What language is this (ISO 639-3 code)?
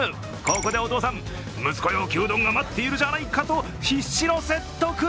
jpn